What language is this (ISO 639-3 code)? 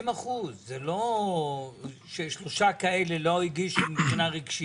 heb